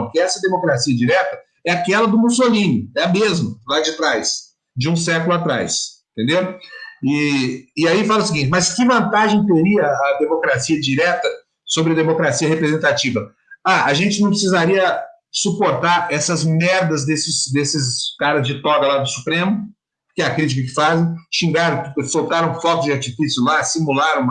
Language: Portuguese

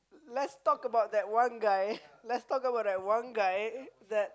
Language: English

